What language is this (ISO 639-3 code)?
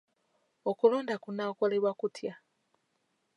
lug